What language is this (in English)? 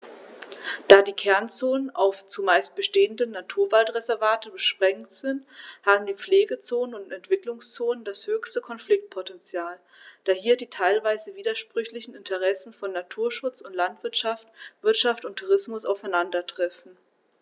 German